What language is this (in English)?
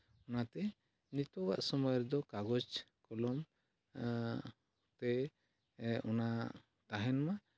Santali